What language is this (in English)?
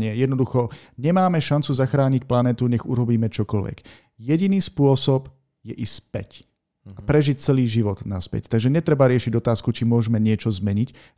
Slovak